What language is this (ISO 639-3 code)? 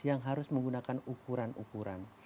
ind